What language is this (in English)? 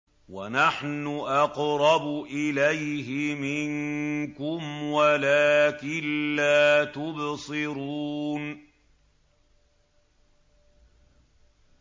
Arabic